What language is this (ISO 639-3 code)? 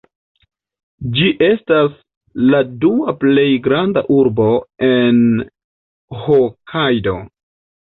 epo